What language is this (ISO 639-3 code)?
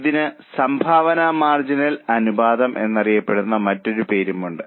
mal